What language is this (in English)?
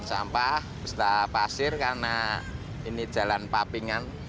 Indonesian